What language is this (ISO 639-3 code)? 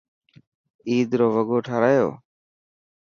mki